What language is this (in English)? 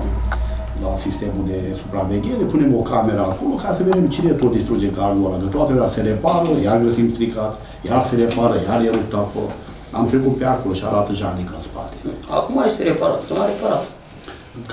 Romanian